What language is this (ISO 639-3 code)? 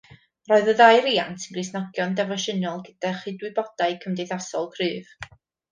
cym